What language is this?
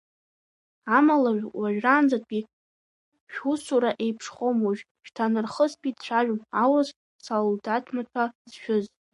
Abkhazian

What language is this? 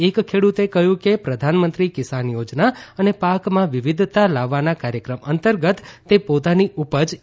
Gujarati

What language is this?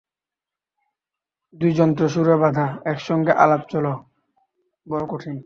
Bangla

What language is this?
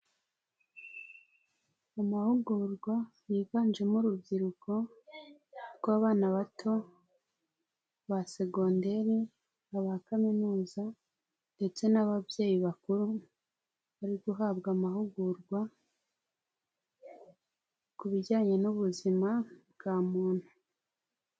Kinyarwanda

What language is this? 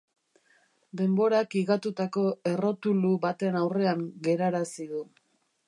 Basque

